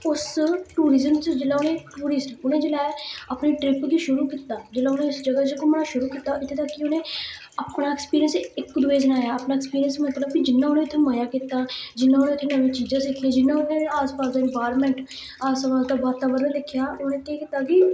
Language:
Dogri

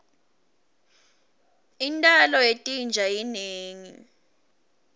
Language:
Swati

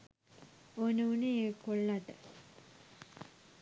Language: Sinhala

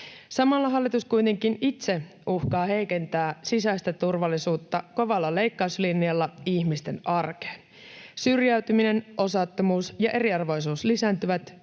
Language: Finnish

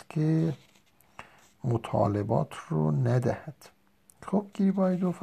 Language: Persian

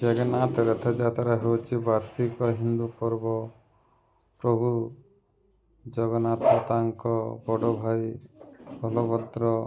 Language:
Odia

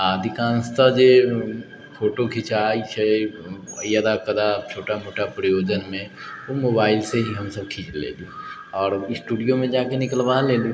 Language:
Maithili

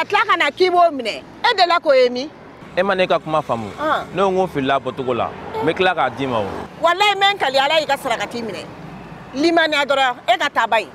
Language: French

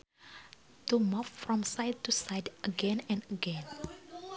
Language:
Sundanese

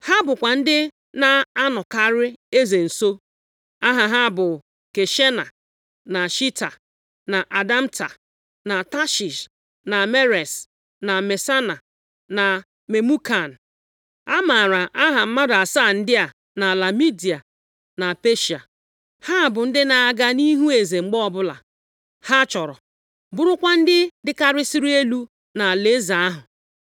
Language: Igbo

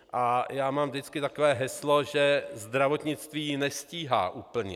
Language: Czech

